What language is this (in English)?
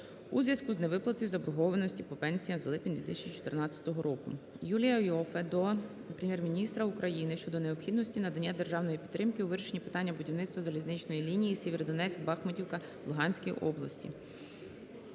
Ukrainian